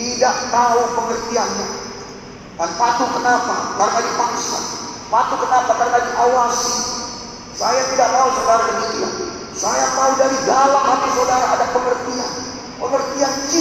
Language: Indonesian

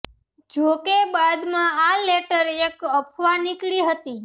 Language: Gujarati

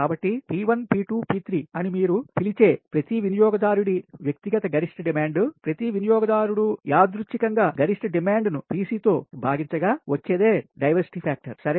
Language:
Telugu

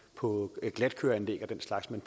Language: Danish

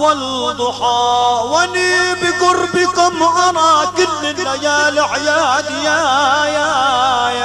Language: Arabic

